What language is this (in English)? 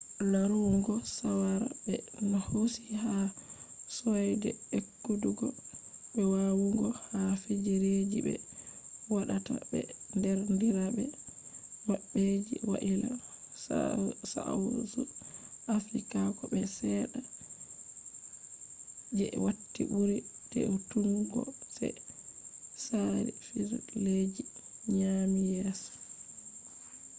Fula